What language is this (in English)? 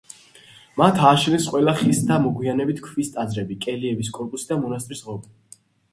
Georgian